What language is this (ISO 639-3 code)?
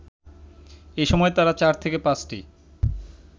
ben